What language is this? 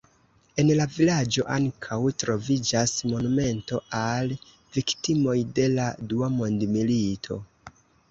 Esperanto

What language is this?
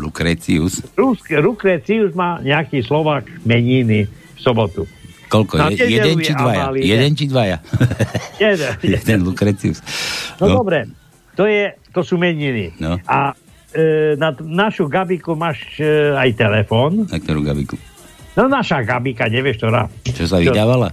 Slovak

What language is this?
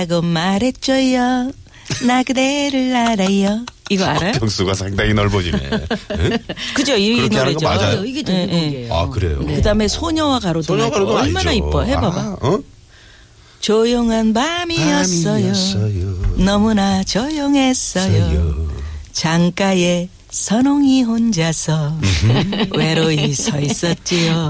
Korean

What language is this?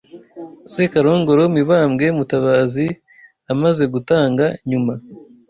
Kinyarwanda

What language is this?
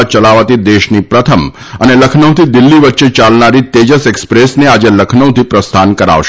Gujarati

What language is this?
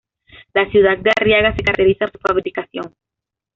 Spanish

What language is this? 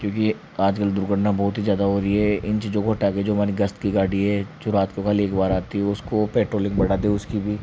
Hindi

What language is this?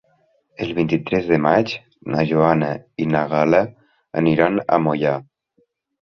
Catalan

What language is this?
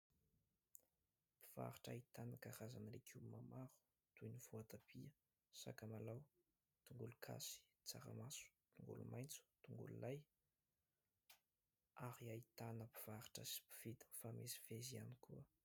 Malagasy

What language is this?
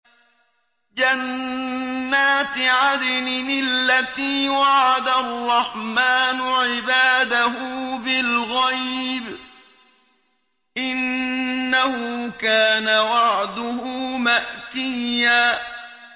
Arabic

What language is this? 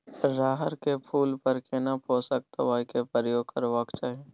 Maithili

